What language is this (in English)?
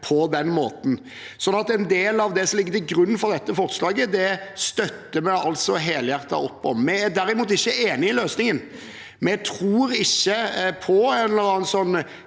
Norwegian